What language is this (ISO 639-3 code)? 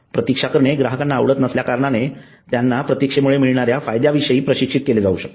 mar